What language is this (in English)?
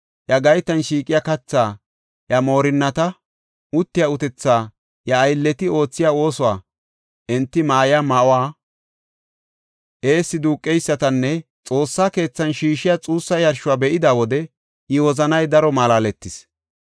Gofa